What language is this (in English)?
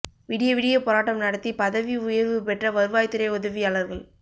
Tamil